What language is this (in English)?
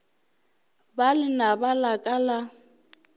Northern Sotho